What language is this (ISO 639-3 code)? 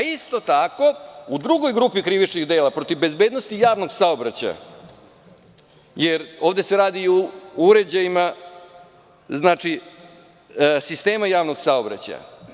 srp